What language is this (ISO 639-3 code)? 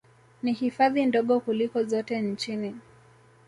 swa